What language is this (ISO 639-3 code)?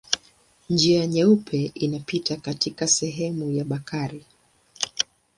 swa